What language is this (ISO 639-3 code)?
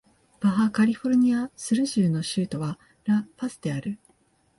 jpn